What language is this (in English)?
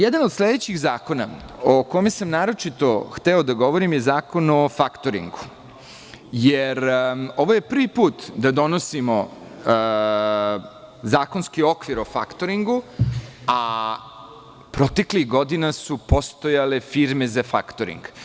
Serbian